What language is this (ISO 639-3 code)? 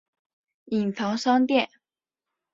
zho